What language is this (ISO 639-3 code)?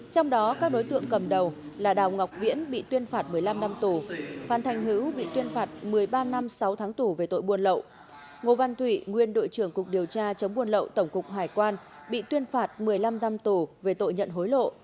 vie